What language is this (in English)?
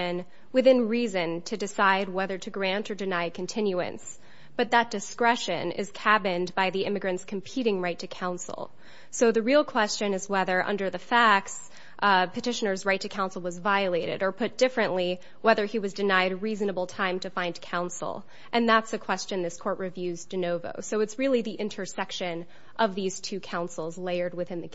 English